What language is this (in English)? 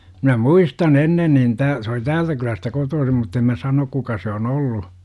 Finnish